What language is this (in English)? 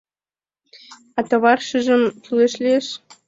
Mari